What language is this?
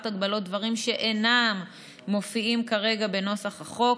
Hebrew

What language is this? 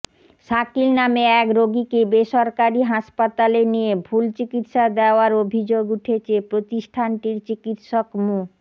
Bangla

